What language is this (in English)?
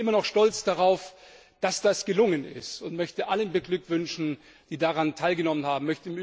German